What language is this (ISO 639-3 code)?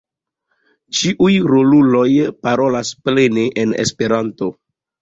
epo